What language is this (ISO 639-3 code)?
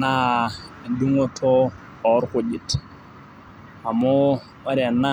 mas